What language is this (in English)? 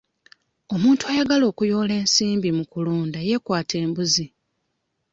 Ganda